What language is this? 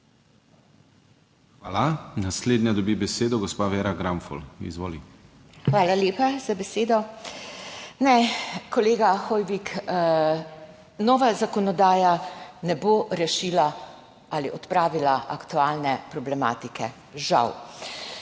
Slovenian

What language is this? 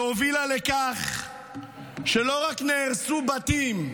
Hebrew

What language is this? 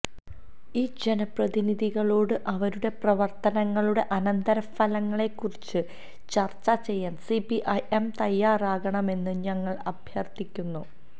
Malayalam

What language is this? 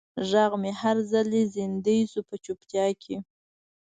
Pashto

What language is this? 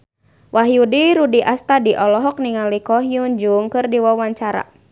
Sundanese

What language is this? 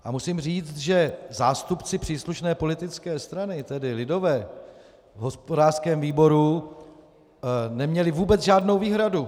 Czech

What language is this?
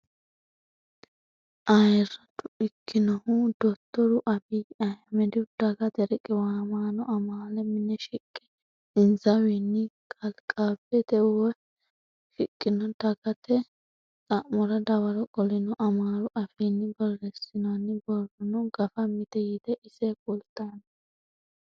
Sidamo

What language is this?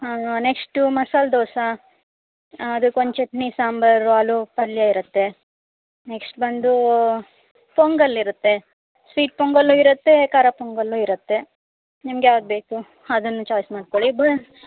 Kannada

